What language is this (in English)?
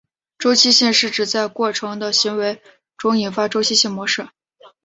Chinese